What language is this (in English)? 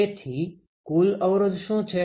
Gujarati